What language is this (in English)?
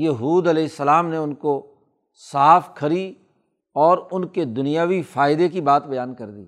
Urdu